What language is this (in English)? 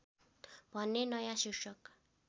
Nepali